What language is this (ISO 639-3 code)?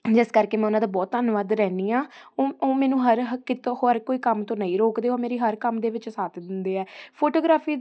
pan